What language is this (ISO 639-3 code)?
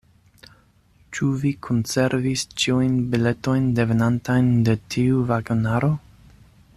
epo